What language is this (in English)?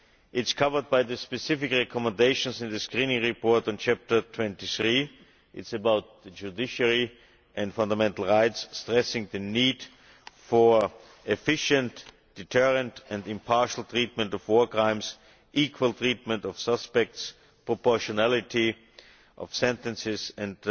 English